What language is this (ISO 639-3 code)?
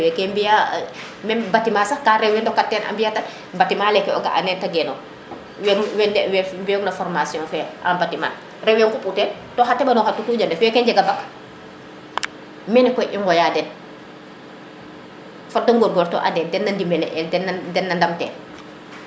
srr